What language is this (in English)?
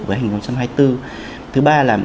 Vietnamese